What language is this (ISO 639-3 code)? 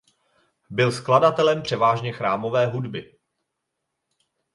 ces